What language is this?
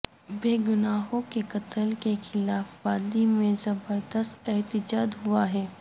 Urdu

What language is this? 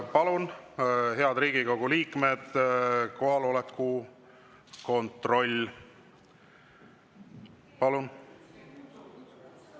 Estonian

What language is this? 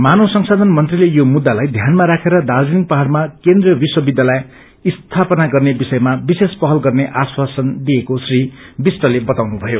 Nepali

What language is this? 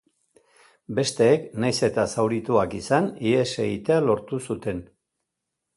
Basque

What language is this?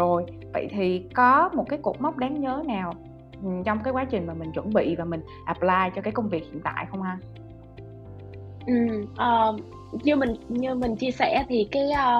Vietnamese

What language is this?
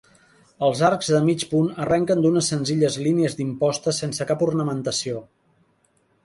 Catalan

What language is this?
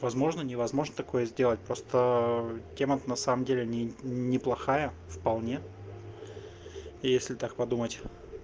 Russian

